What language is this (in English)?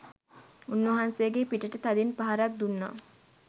Sinhala